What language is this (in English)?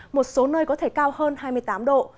Vietnamese